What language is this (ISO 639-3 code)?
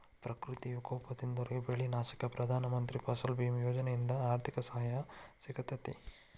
kan